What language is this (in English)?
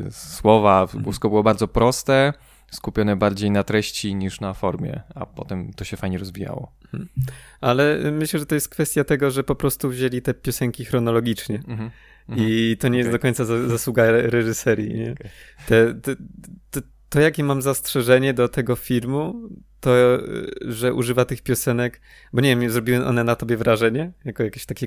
Polish